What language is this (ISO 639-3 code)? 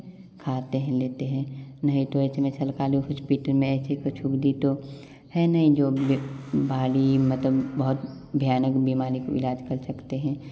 hin